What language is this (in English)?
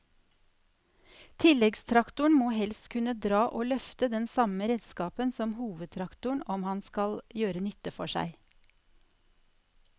Norwegian